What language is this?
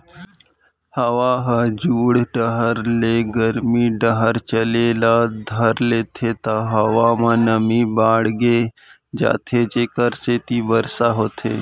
Chhattisgarhi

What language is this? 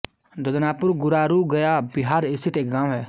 Hindi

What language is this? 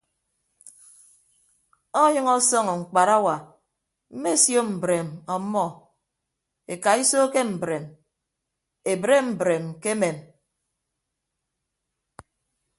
Ibibio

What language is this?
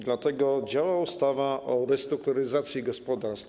Polish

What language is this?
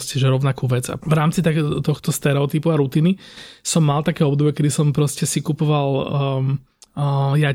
Slovak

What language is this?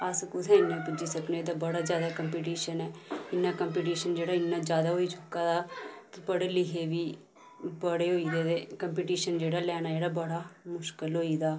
Dogri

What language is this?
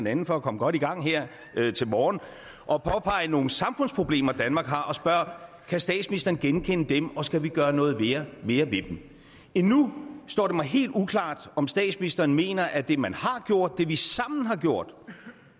Danish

